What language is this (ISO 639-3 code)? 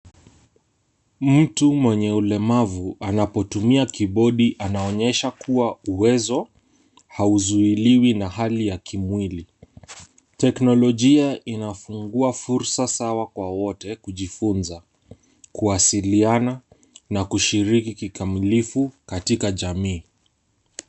swa